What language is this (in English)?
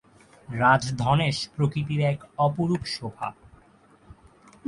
Bangla